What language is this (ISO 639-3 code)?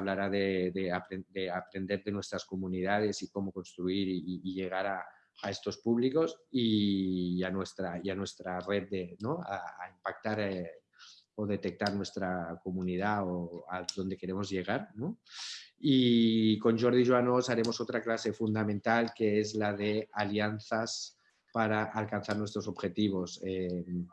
spa